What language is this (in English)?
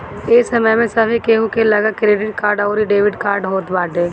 Bhojpuri